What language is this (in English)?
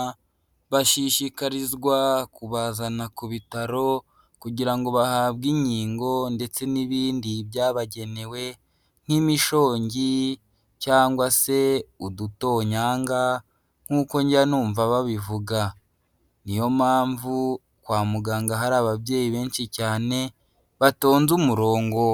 Kinyarwanda